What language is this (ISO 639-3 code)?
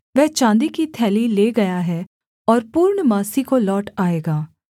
hin